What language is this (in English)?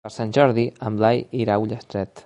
Catalan